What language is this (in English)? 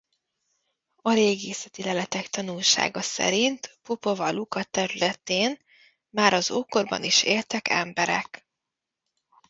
Hungarian